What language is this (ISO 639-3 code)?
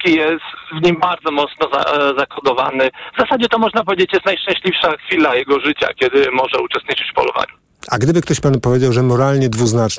pol